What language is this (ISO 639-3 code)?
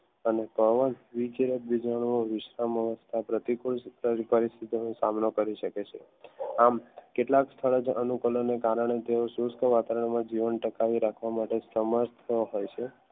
guj